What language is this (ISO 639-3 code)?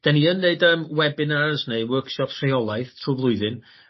cym